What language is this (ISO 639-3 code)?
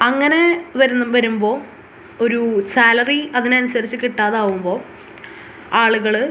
mal